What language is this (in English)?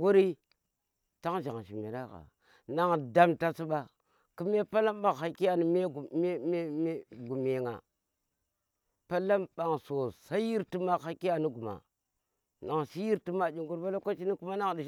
Tera